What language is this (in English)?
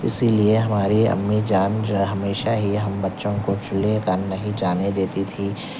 Urdu